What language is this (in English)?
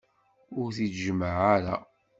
Kabyle